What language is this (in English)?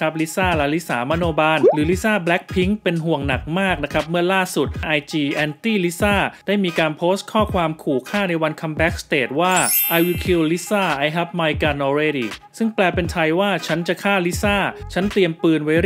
Thai